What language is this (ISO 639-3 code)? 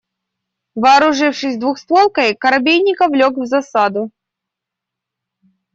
rus